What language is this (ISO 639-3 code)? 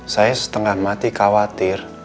ind